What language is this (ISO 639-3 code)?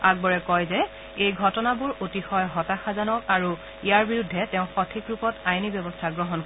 asm